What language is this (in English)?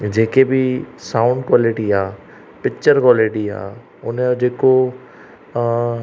Sindhi